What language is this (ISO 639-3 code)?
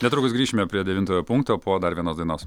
lit